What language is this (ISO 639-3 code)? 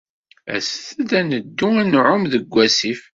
kab